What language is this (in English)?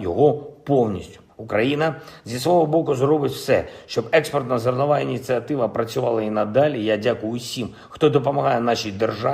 Ukrainian